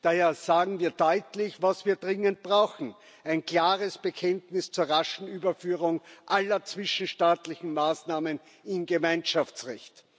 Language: German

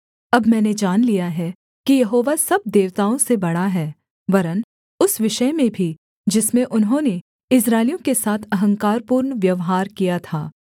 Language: Hindi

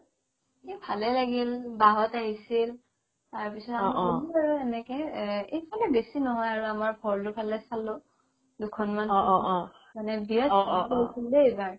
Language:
Assamese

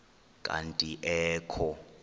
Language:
Xhosa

